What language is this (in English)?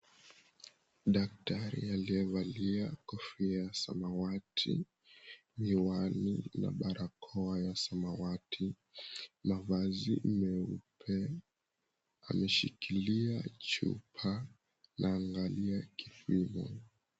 Swahili